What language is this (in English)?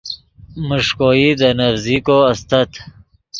Yidgha